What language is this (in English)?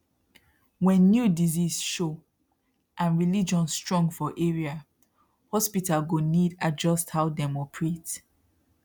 Nigerian Pidgin